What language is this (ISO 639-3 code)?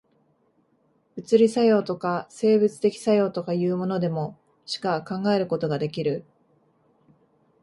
jpn